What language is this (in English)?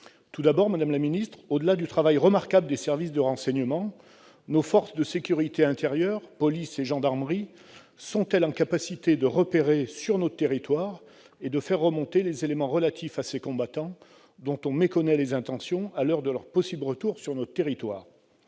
French